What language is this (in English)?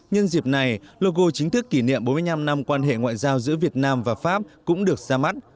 Vietnamese